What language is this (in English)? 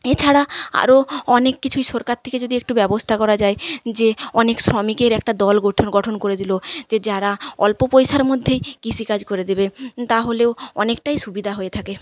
Bangla